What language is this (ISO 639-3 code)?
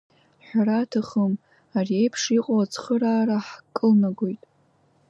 abk